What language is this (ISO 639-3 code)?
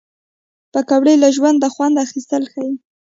pus